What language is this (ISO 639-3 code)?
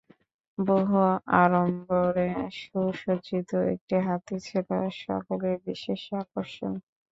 ben